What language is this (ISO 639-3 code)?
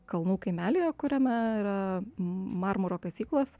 lit